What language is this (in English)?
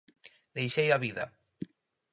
Galician